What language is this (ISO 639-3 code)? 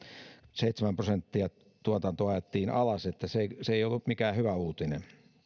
fin